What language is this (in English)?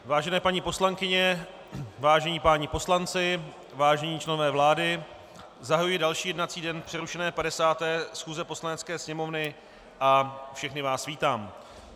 Czech